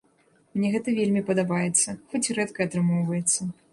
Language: Belarusian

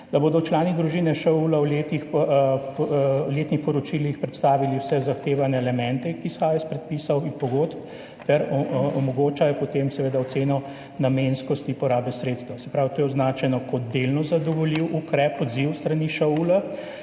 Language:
Slovenian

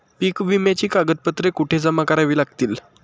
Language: Marathi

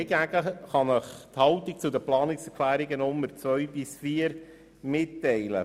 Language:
Swiss German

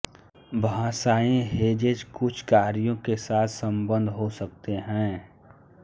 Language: Hindi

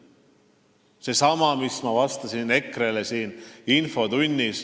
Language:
Estonian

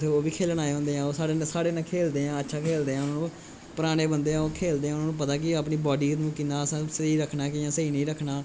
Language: Dogri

